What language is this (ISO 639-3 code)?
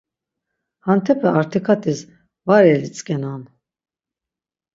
lzz